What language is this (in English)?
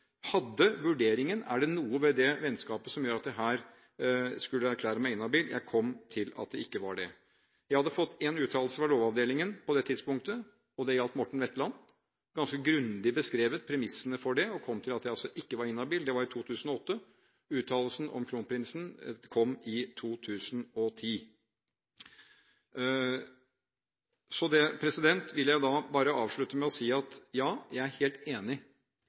Norwegian Bokmål